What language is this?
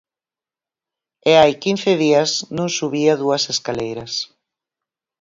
Galician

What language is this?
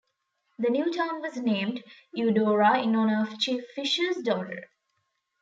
English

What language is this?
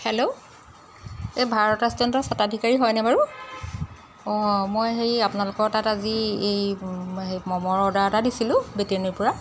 Assamese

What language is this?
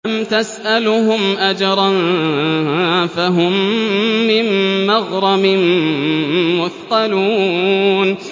Arabic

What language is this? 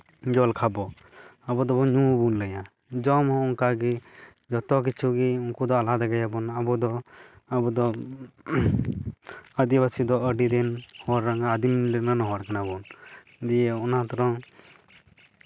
Santali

